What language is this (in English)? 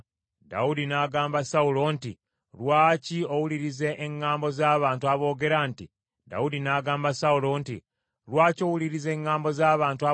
Ganda